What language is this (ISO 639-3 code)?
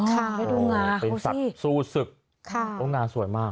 tha